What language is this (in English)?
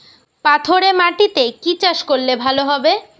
Bangla